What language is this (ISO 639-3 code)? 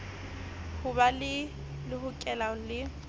sot